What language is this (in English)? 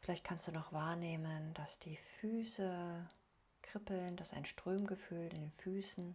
German